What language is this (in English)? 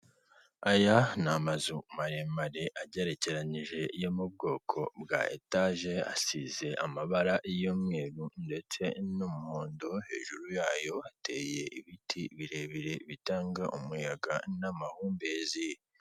Kinyarwanda